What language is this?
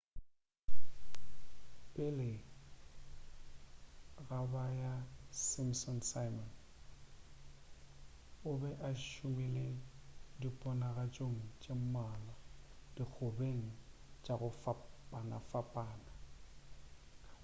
Northern Sotho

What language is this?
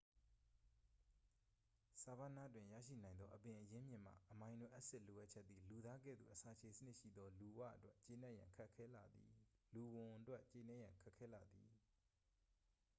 Burmese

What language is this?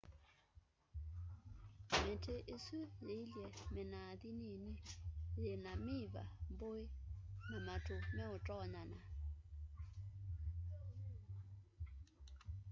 Kamba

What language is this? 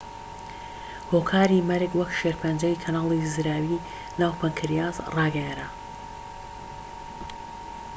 Central Kurdish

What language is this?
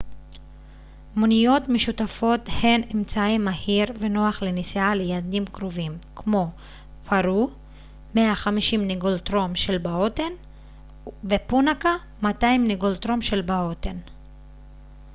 Hebrew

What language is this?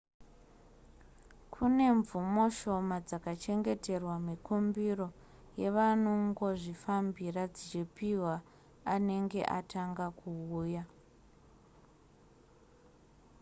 Shona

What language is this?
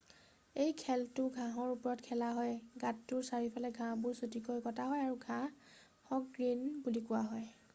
Assamese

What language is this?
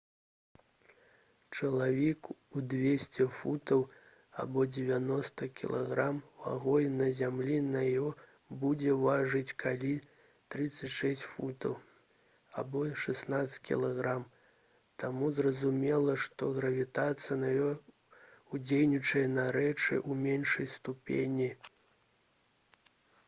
Belarusian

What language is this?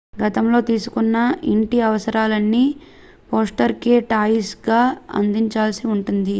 Telugu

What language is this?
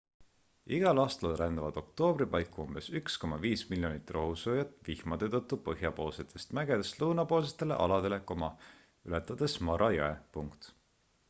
Estonian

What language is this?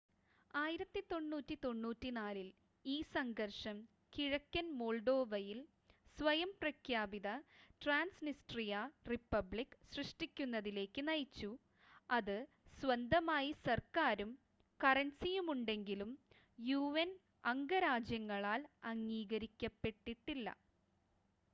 Malayalam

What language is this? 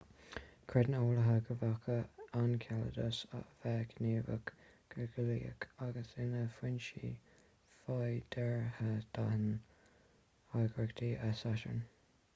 Irish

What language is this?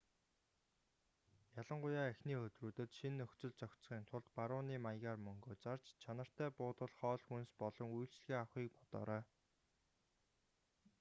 Mongolian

